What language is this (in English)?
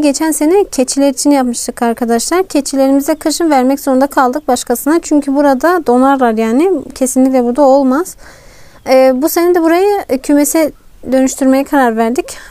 Turkish